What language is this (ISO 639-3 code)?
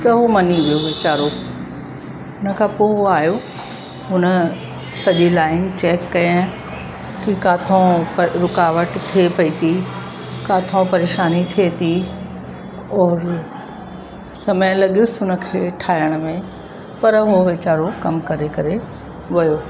snd